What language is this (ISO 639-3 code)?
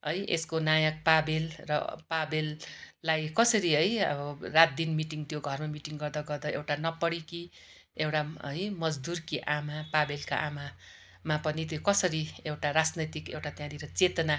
nep